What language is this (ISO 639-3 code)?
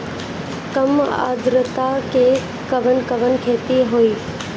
bho